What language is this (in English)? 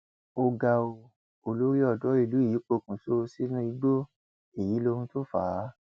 Yoruba